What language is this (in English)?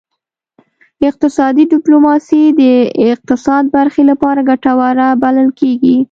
Pashto